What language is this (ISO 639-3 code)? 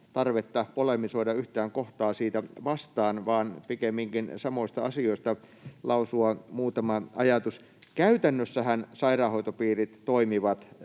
fin